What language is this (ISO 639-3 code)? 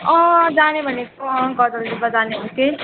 nep